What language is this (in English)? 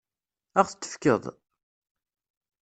Kabyle